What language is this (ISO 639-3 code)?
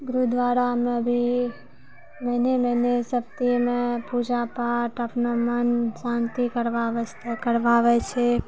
mai